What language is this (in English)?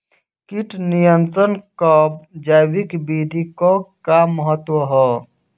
Bhojpuri